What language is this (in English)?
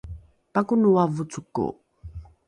Rukai